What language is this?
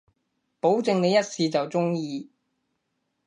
Cantonese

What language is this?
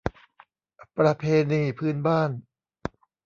Thai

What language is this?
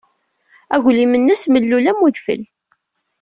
Kabyle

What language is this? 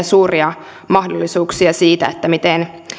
Finnish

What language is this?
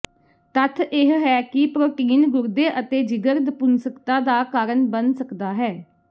Punjabi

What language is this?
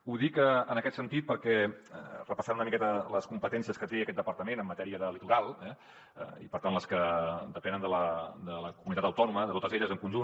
Catalan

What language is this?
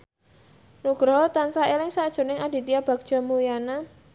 Javanese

